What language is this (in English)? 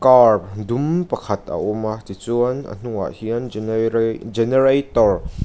Mizo